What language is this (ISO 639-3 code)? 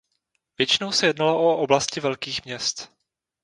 ces